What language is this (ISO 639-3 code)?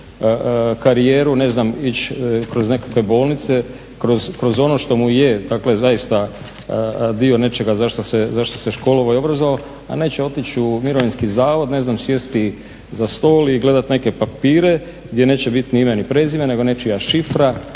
hrv